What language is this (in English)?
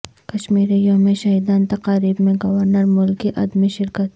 Urdu